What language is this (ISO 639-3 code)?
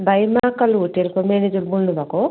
nep